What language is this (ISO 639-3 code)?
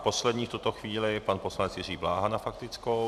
ces